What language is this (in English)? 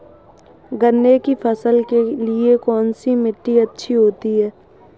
Hindi